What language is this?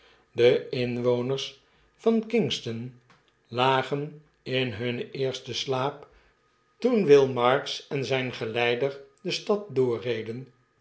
Dutch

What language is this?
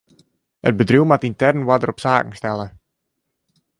Western Frisian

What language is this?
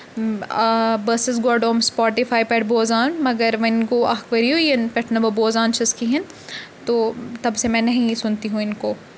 Kashmiri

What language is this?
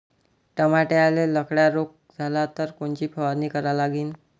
Marathi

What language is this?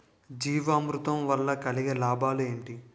Telugu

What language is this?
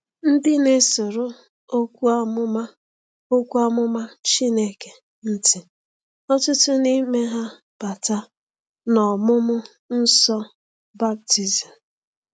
Igbo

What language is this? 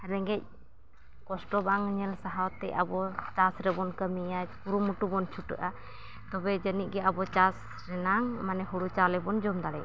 Santali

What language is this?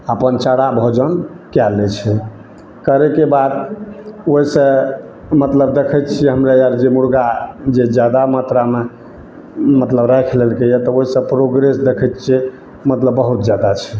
Maithili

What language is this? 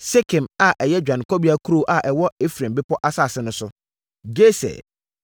Akan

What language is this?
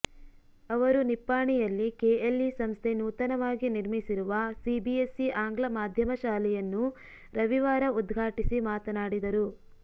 Kannada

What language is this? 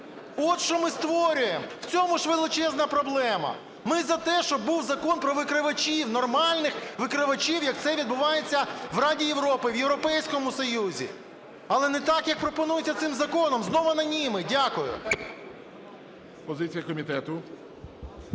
Ukrainian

